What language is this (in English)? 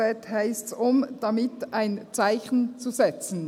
Swiss German